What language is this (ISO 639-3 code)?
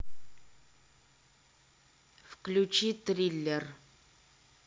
rus